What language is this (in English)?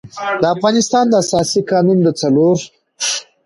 Pashto